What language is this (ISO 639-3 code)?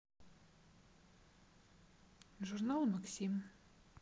rus